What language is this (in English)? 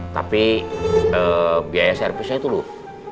Indonesian